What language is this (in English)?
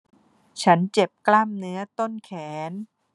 Thai